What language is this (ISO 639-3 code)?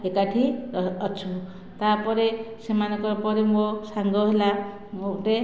ori